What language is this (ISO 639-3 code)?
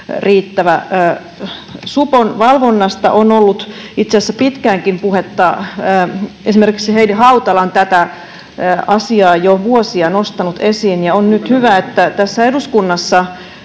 fin